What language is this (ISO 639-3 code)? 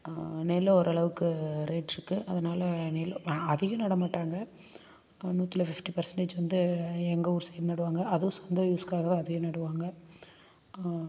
tam